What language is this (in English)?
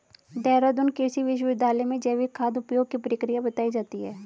Hindi